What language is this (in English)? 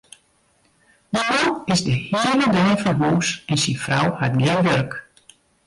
Western Frisian